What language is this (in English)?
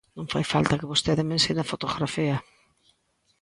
Galician